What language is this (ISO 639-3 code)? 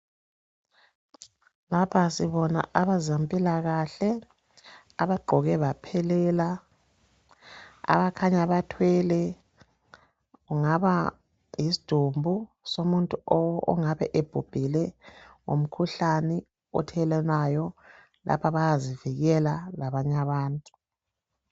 nde